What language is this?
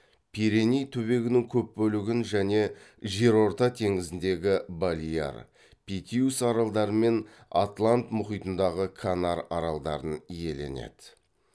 Kazakh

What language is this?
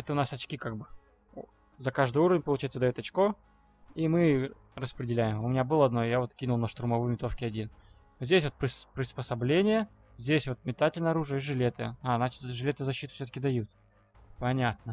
Russian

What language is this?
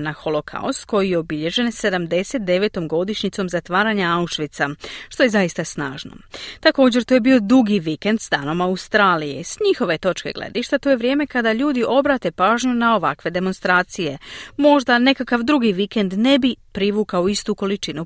Croatian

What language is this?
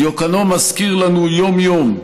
Hebrew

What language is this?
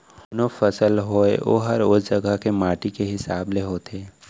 Chhattisgarhi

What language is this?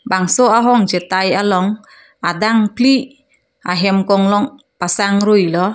Karbi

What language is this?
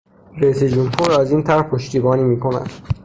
Persian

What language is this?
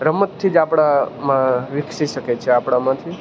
Gujarati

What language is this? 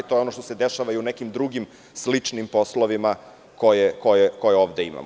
Serbian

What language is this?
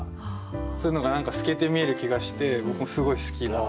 Japanese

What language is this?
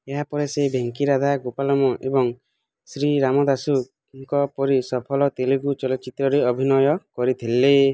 Odia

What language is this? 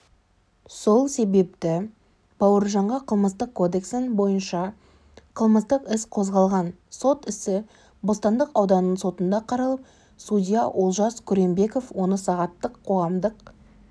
Kazakh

